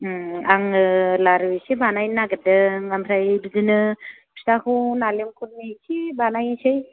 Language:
Bodo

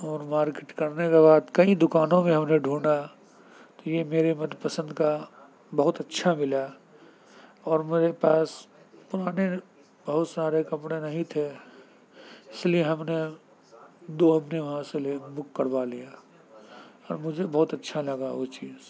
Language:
Urdu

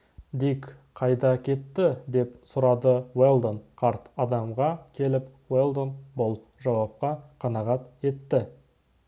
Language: Kazakh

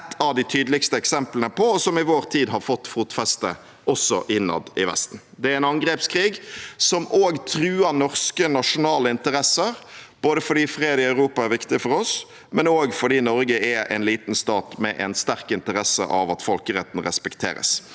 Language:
Norwegian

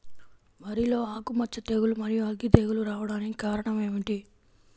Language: Telugu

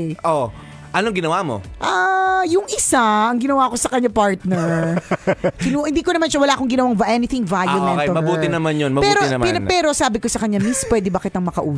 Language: Filipino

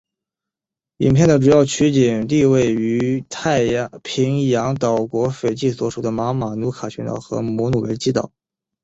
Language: Chinese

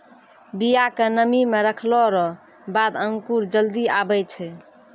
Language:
Maithili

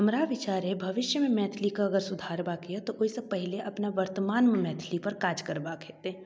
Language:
Maithili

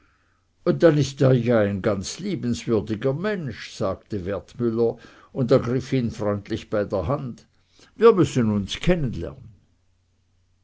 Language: German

